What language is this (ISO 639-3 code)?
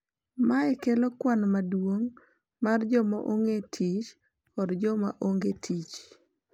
luo